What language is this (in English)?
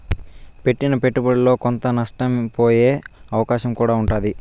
Telugu